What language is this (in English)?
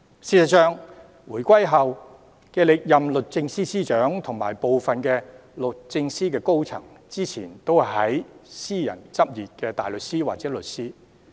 Cantonese